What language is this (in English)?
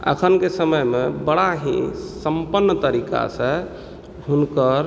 Maithili